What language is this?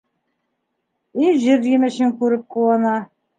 Bashkir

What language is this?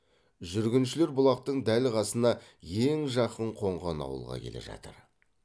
Kazakh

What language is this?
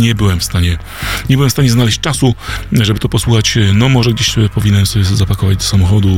Polish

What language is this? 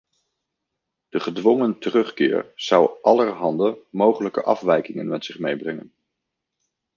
Dutch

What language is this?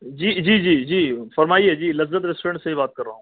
Urdu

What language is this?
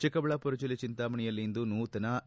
Kannada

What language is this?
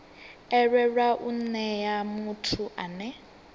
Venda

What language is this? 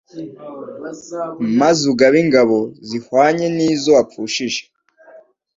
Kinyarwanda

